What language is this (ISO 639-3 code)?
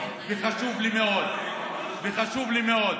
heb